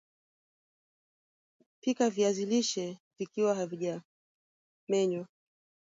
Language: Swahili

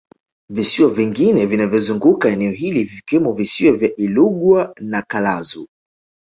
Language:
Swahili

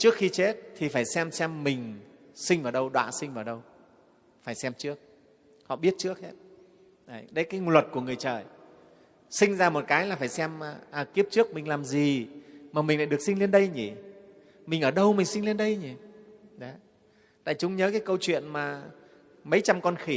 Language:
Vietnamese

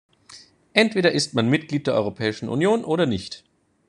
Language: German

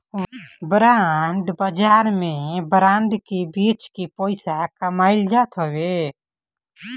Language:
Bhojpuri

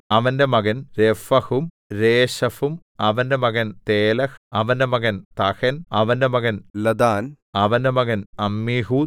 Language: Malayalam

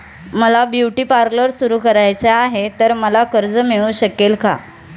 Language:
Marathi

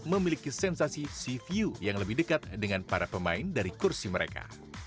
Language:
Indonesian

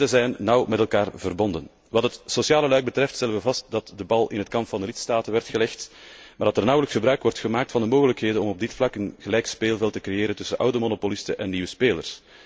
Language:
Dutch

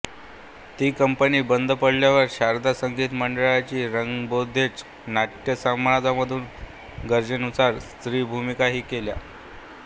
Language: Marathi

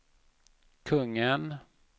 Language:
Swedish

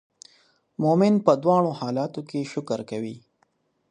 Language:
Pashto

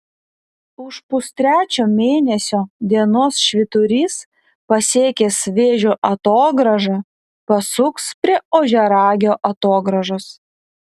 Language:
Lithuanian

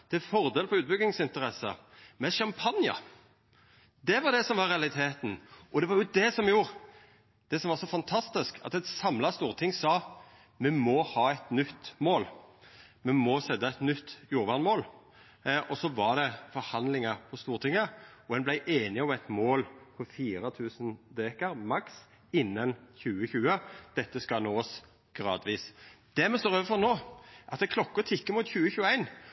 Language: Norwegian Nynorsk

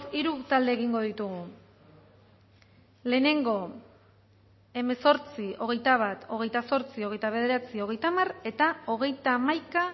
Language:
Basque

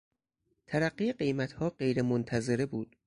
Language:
Persian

